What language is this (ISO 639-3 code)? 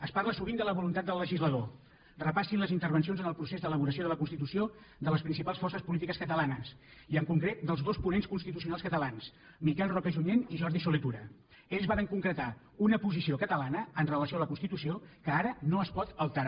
cat